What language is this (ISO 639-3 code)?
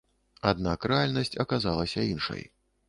bel